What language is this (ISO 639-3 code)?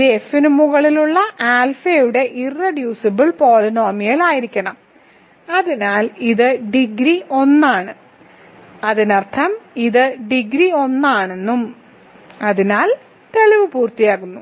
mal